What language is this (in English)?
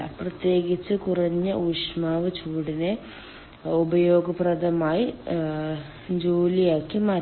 Malayalam